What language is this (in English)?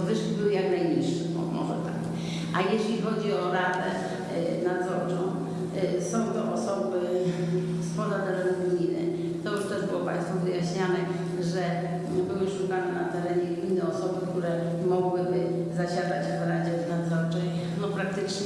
Polish